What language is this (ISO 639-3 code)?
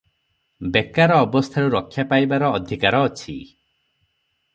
ori